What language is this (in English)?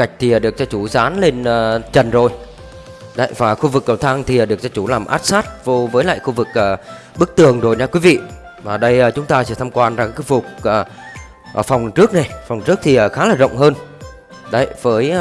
Vietnamese